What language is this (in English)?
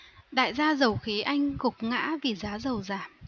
Vietnamese